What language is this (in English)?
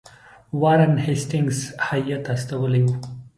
Pashto